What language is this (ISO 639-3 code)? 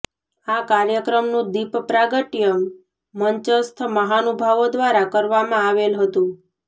guj